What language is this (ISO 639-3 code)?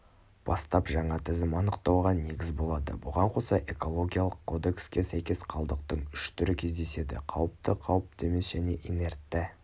kaz